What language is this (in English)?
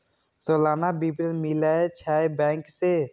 Maithili